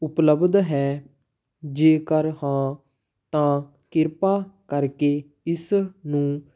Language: Punjabi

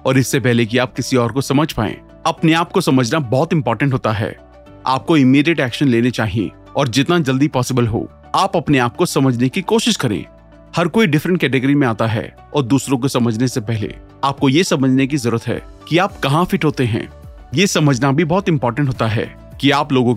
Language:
Hindi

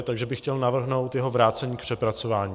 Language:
Czech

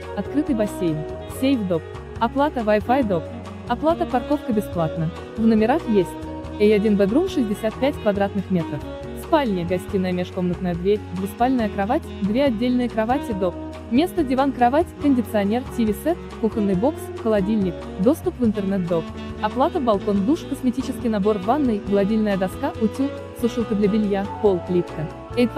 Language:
Russian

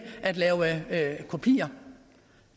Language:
Danish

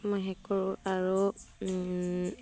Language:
Assamese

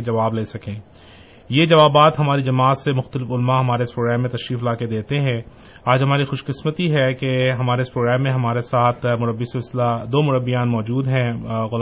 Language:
Urdu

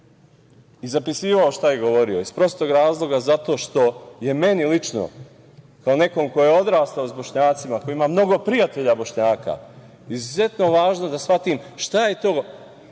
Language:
Serbian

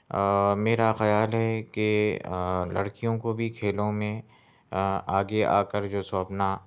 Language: Urdu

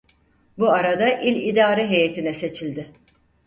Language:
Turkish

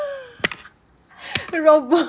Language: English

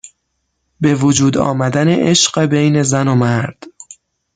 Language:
Persian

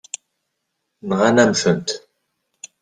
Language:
Kabyle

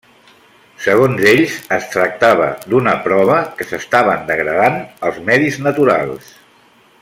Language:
Catalan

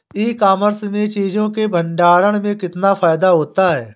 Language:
Hindi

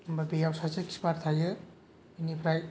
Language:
Bodo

